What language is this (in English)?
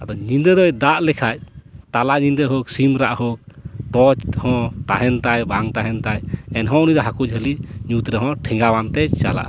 Santali